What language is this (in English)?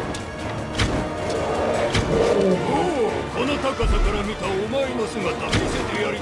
Japanese